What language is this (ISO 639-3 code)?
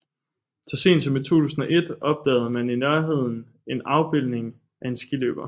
dan